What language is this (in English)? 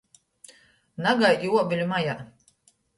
Latgalian